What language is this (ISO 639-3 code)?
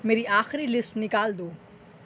urd